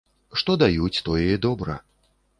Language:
Belarusian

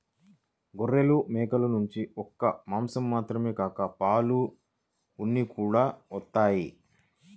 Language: Telugu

